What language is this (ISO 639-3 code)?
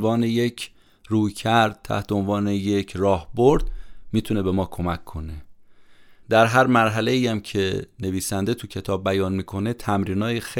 fas